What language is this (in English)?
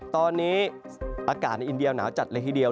Thai